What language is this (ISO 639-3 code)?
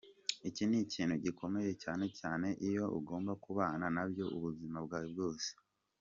kin